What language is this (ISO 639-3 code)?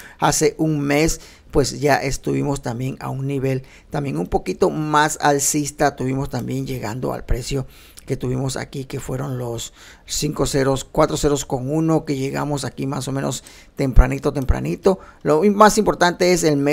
spa